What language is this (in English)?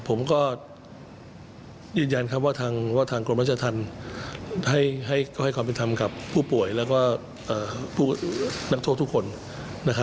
Thai